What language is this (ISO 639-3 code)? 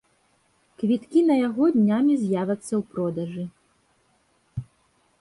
bel